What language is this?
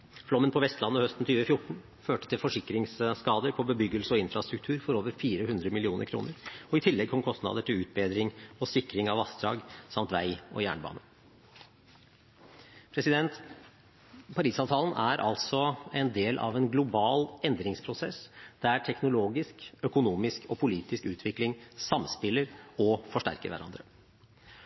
Norwegian Bokmål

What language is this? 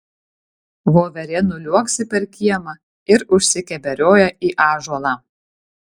Lithuanian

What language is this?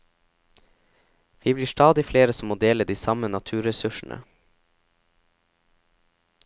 Norwegian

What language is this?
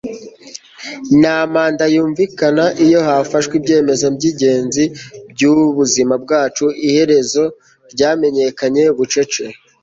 Kinyarwanda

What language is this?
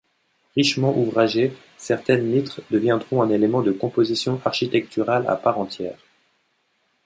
French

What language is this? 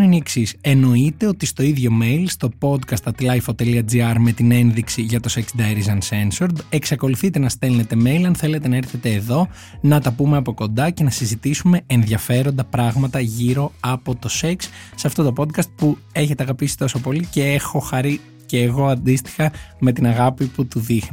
Greek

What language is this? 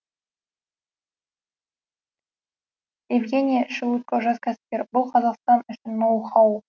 Kazakh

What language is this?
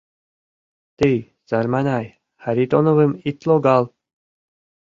Mari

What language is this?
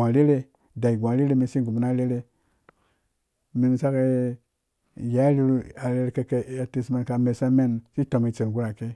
Dũya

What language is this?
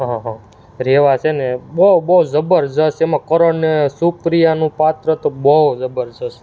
Gujarati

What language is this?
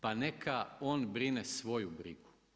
Croatian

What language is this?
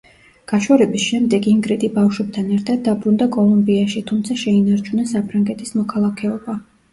Georgian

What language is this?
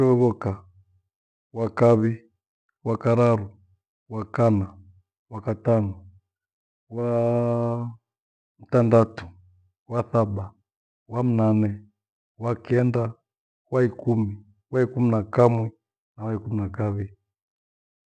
Gweno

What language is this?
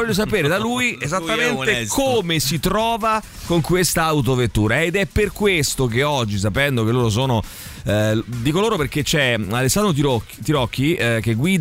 Italian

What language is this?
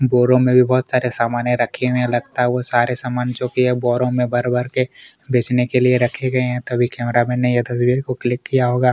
Hindi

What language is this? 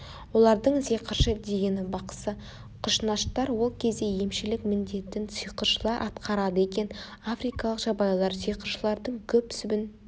Kazakh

